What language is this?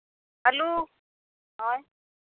Santali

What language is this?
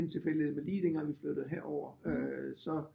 Danish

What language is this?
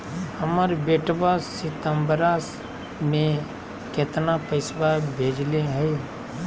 Magahi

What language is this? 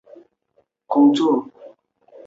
Chinese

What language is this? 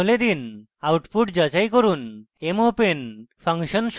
Bangla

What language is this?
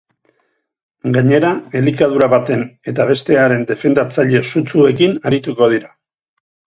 Basque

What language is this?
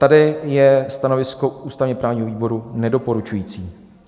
Czech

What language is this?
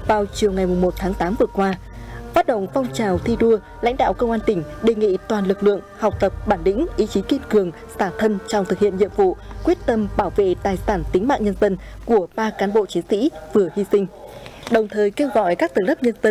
Vietnamese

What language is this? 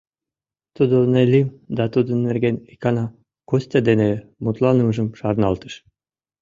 Mari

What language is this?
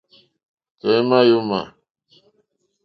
Mokpwe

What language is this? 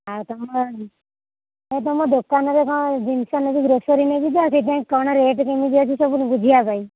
Odia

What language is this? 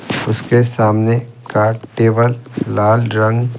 Hindi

